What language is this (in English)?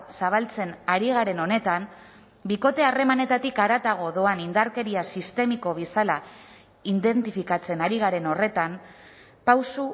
Basque